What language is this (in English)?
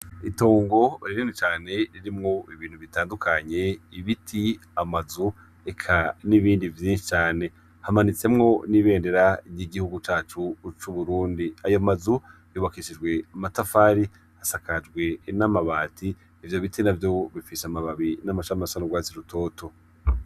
Rundi